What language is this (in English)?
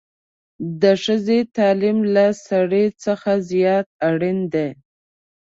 Pashto